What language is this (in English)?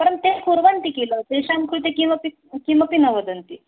Sanskrit